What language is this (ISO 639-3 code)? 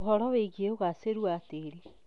kik